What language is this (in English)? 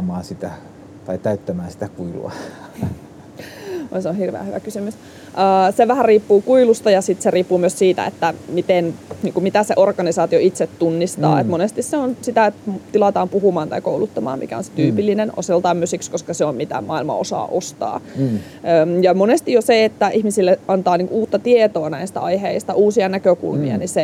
Finnish